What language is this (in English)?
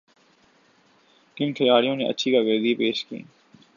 Urdu